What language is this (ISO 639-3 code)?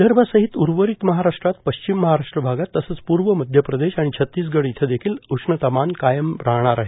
mar